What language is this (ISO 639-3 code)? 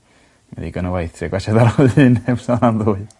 cym